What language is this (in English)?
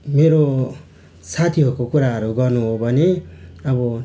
Nepali